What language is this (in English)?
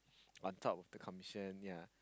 English